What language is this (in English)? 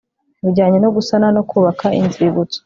Kinyarwanda